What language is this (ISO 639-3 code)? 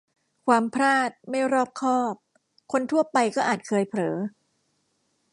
tha